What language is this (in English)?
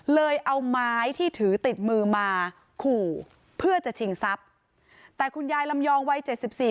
Thai